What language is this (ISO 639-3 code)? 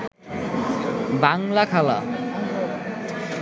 ben